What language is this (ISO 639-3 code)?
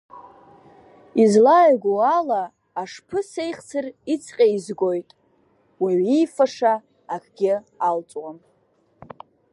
abk